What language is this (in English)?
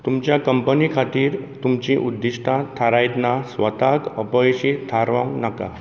Konkani